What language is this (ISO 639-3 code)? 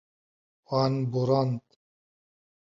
kur